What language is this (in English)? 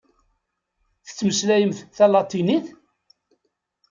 Kabyle